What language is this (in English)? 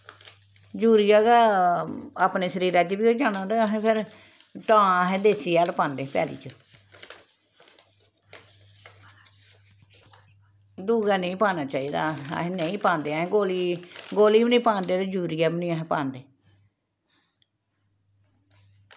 Dogri